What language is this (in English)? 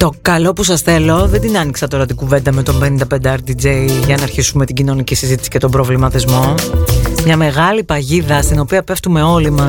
Greek